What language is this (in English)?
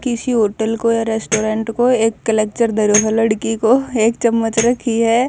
Haryanvi